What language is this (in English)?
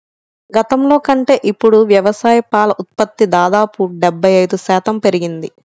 Telugu